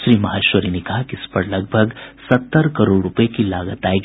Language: Hindi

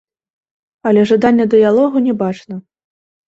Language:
Belarusian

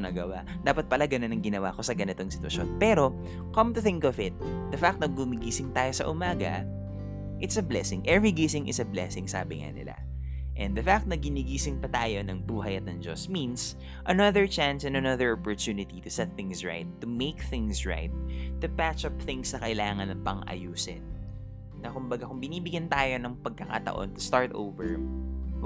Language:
Filipino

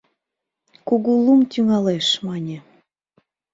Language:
Mari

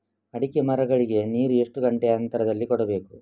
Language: Kannada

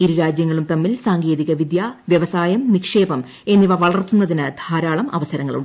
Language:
Malayalam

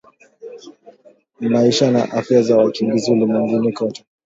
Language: Swahili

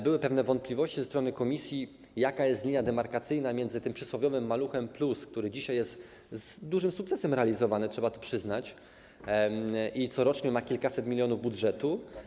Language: Polish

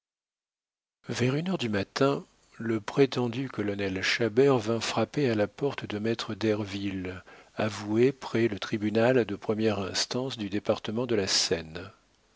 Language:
French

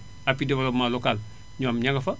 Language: Wolof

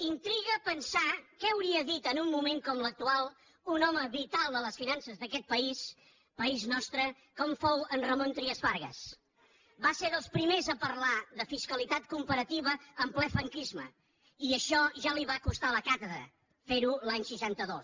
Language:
Catalan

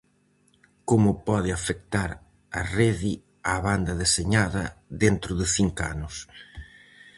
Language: Galician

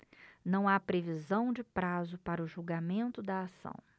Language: Portuguese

